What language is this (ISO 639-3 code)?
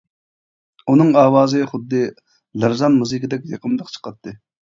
uig